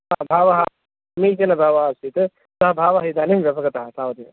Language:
Sanskrit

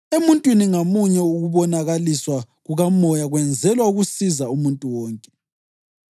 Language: North Ndebele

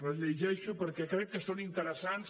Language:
Catalan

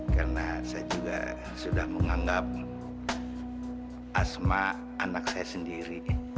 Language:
Indonesian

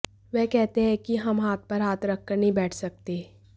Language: Hindi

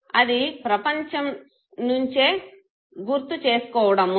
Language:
Telugu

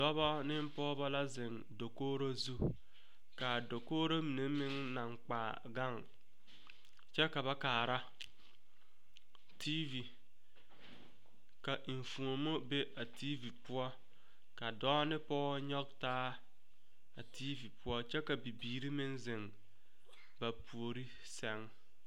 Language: Southern Dagaare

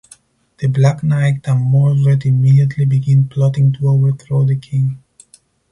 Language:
English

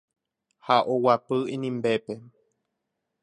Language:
Guarani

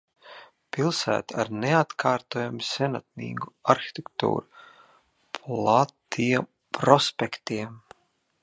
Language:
Latvian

